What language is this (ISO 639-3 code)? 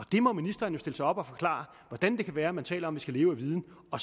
dan